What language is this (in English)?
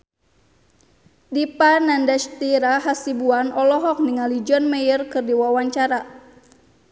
Sundanese